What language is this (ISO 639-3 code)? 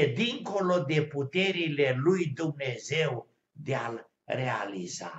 ron